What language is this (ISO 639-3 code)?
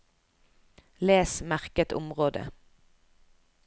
nor